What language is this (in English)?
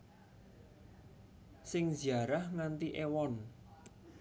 Javanese